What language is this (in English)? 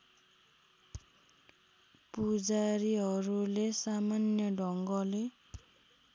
Nepali